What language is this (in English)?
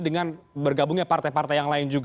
Indonesian